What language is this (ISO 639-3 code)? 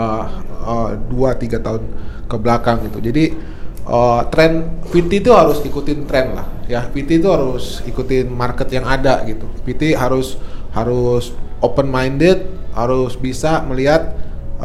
ind